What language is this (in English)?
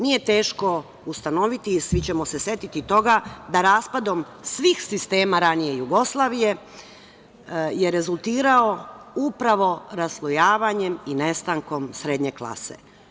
Serbian